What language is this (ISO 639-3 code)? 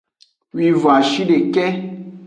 ajg